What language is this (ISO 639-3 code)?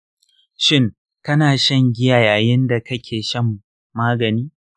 hau